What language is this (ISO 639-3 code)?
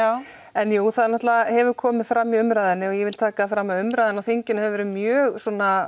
isl